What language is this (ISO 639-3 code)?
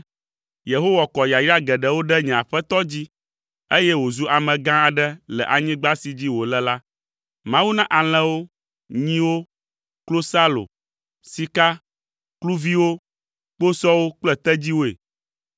ewe